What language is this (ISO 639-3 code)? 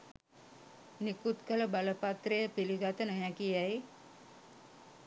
sin